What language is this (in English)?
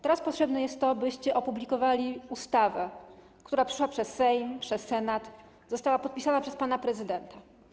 Polish